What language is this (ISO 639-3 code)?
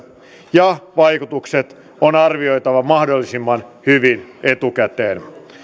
fin